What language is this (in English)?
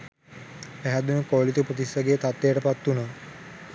Sinhala